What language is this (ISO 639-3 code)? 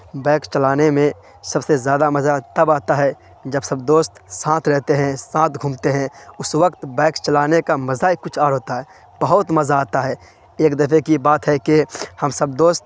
urd